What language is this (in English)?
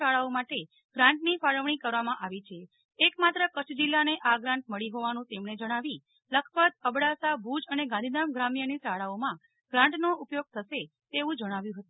Gujarati